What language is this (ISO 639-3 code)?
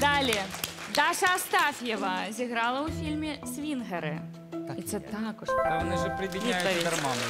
rus